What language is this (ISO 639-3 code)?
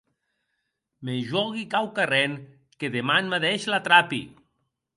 oci